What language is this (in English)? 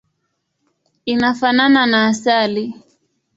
Swahili